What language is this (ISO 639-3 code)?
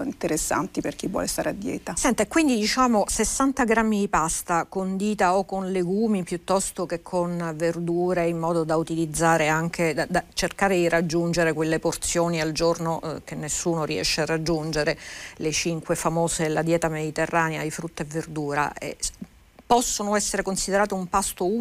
ita